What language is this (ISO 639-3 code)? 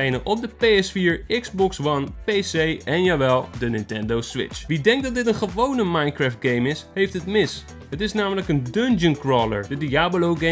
nld